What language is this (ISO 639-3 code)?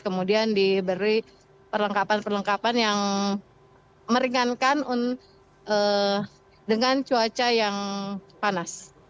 ind